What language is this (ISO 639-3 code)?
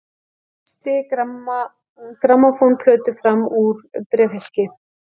isl